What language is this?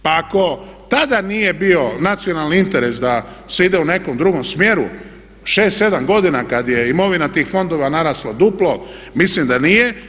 Croatian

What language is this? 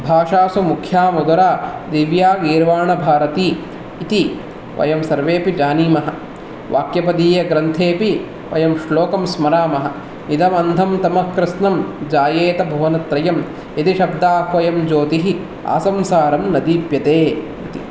Sanskrit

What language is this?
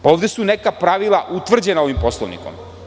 Serbian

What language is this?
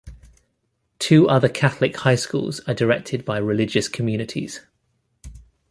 English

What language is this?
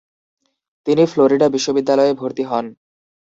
Bangla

